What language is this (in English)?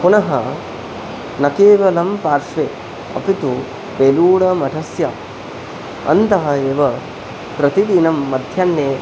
Sanskrit